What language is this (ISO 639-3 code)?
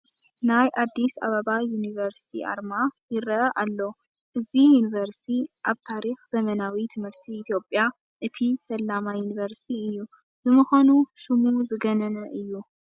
tir